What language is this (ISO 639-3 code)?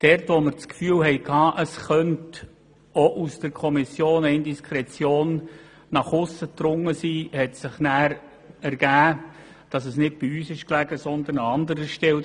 gsw